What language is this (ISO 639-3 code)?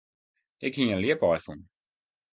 fry